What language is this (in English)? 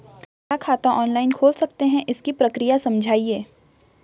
Hindi